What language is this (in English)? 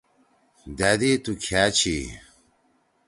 Torwali